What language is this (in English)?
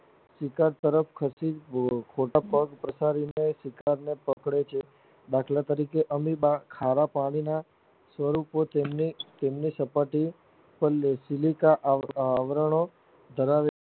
Gujarati